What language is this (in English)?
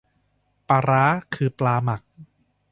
Thai